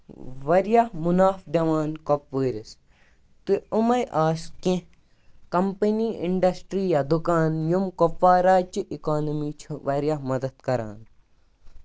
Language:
Kashmiri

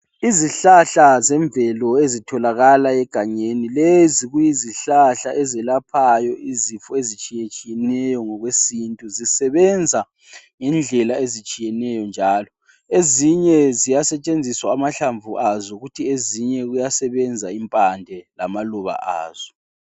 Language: North Ndebele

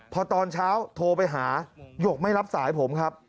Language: Thai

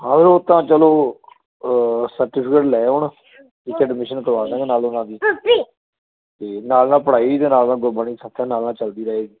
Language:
Punjabi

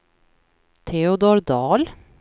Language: Swedish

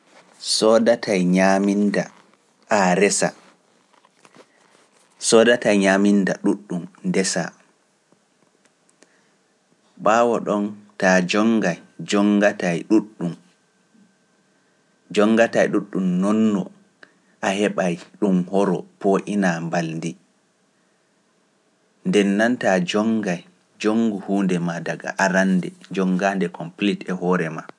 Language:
Pular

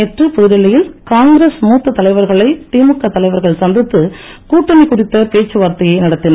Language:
Tamil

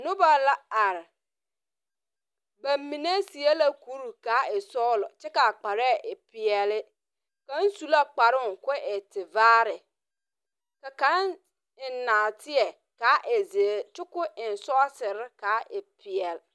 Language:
Southern Dagaare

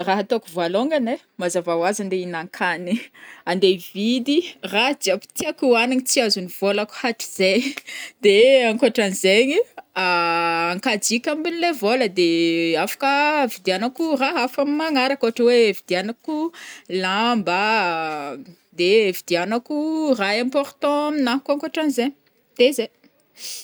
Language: Northern Betsimisaraka Malagasy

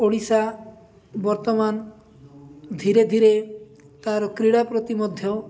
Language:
Odia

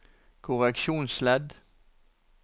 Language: Norwegian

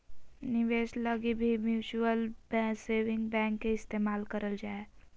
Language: Magahi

